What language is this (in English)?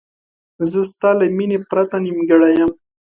Pashto